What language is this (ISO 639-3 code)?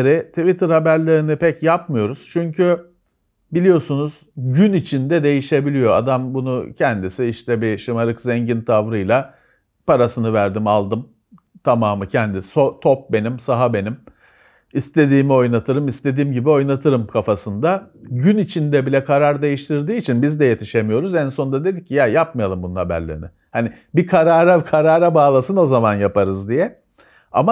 tur